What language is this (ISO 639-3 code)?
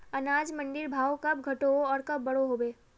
mag